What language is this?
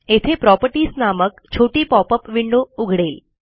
Marathi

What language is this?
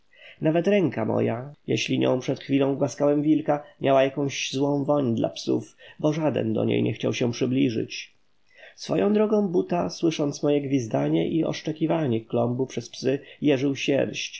Polish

